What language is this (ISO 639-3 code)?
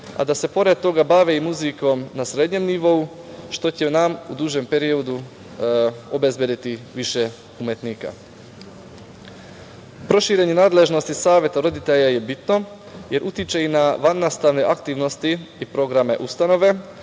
srp